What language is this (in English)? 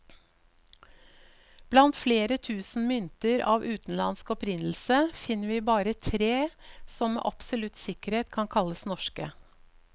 Norwegian